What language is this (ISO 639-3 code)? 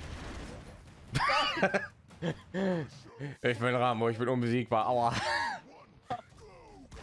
deu